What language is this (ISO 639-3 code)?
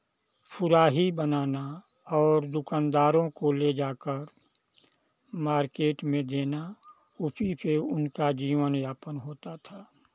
hin